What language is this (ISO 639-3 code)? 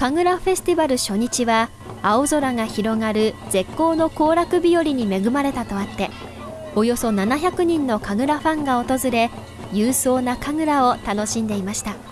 jpn